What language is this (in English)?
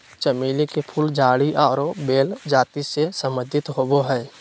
Magahi